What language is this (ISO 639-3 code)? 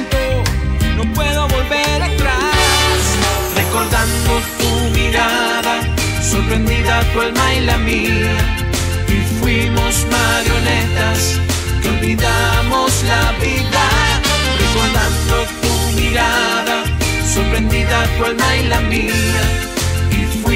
spa